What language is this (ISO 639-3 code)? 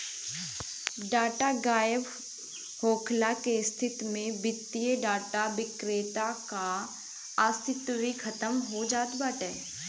bho